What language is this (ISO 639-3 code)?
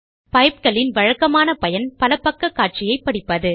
tam